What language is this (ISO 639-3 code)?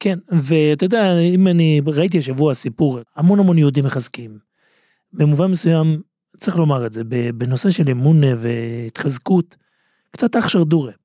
heb